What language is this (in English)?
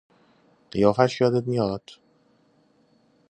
Persian